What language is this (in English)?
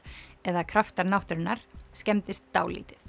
Icelandic